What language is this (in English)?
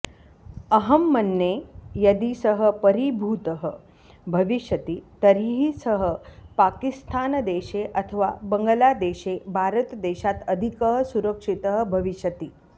Sanskrit